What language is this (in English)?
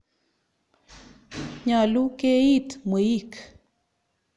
Kalenjin